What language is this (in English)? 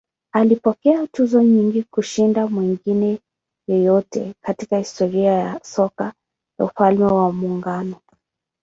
Swahili